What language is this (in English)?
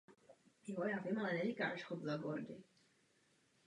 Czech